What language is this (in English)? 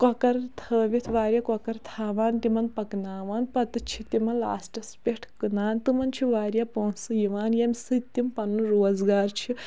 Kashmiri